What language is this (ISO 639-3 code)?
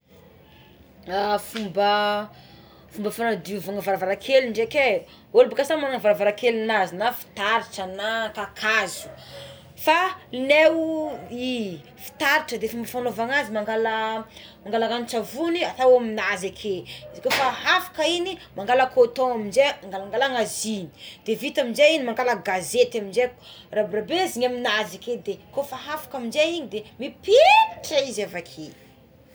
xmw